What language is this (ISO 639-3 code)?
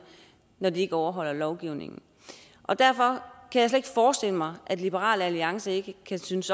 dan